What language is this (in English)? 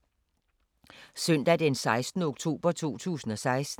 Danish